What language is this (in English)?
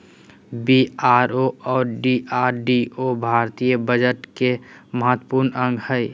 Magahi